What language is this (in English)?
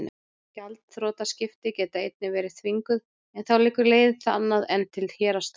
Icelandic